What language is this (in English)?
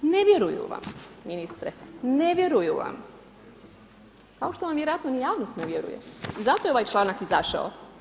Croatian